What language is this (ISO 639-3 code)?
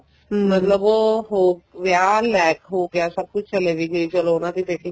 pan